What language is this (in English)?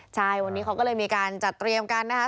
Thai